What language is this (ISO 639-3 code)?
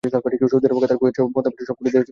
ben